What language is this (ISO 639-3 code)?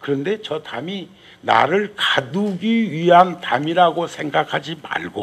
kor